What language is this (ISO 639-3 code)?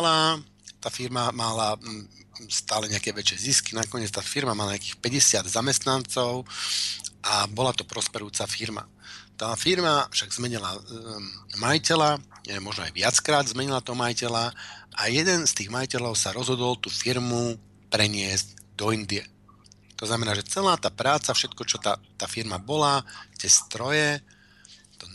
slk